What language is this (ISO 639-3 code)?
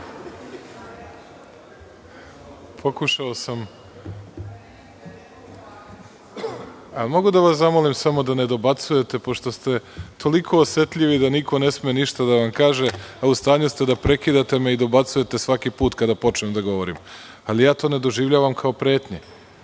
srp